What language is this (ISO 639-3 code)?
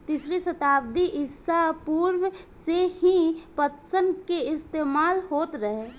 bho